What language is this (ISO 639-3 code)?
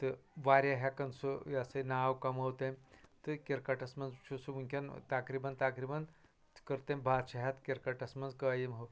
kas